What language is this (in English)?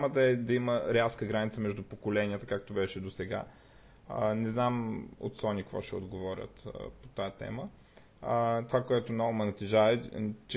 Bulgarian